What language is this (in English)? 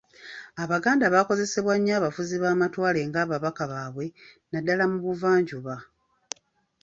Ganda